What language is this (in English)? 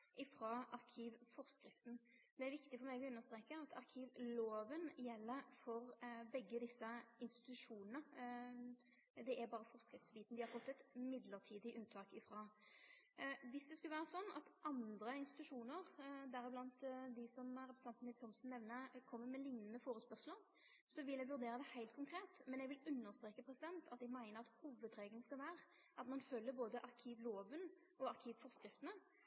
Norwegian Nynorsk